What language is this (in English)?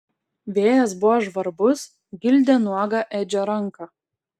Lithuanian